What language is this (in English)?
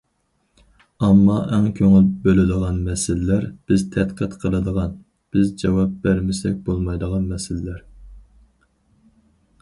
Uyghur